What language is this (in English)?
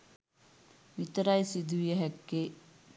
Sinhala